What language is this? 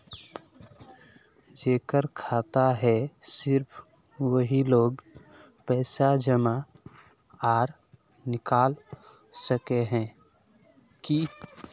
Magahi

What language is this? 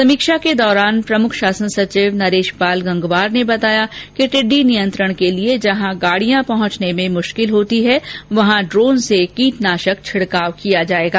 Hindi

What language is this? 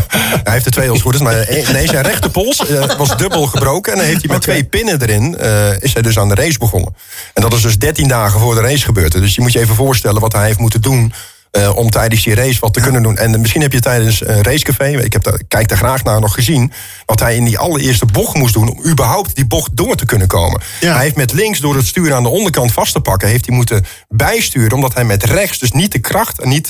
Dutch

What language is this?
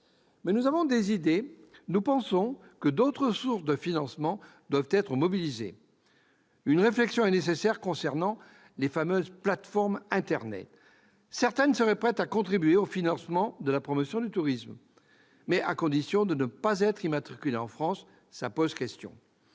French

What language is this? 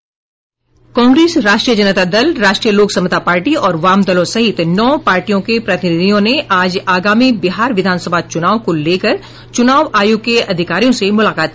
Hindi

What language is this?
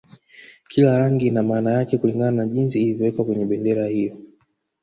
Swahili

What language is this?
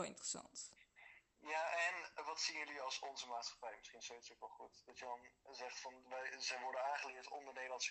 Dutch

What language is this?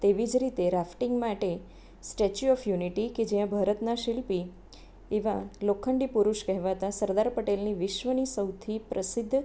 Gujarati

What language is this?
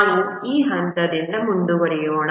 Kannada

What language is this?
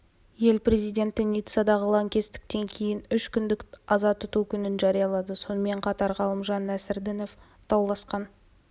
Kazakh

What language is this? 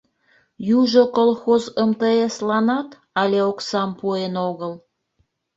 Mari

